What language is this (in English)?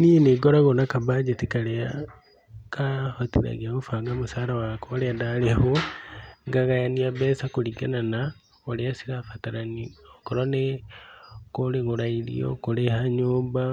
Kikuyu